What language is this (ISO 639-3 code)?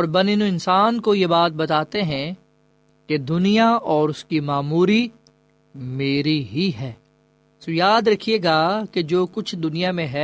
urd